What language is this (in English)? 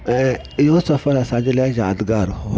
Sindhi